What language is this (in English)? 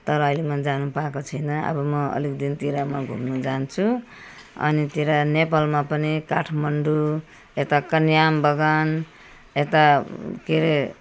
Nepali